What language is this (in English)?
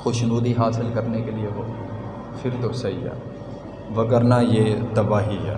Urdu